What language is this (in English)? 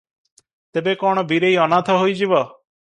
Odia